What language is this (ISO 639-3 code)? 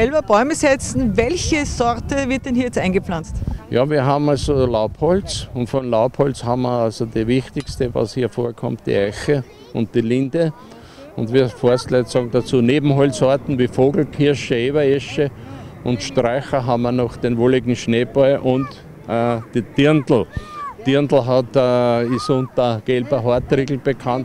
deu